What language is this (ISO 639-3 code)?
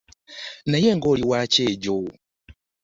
lug